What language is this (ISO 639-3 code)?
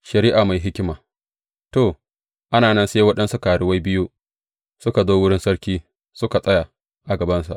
hau